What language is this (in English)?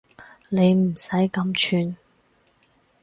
Cantonese